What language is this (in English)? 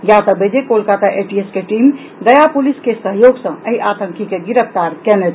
Maithili